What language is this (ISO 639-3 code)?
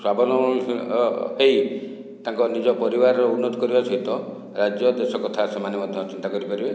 ori